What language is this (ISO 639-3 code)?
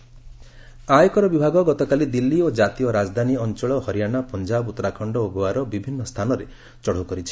ori